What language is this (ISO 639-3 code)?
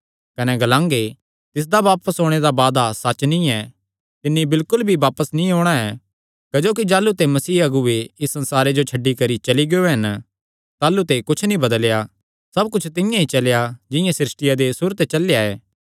xnr